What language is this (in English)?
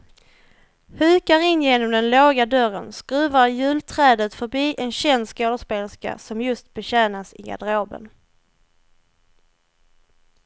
Swedish